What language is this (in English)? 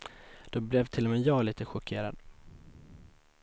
Swedish